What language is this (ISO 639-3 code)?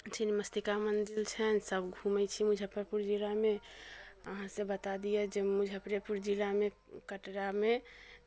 mai